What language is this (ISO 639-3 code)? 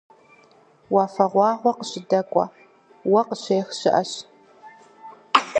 kbd